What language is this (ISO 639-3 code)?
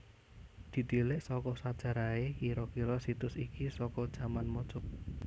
jav